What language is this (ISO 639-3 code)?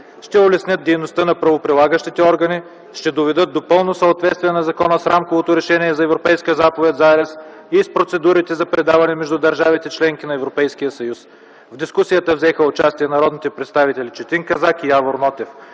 bul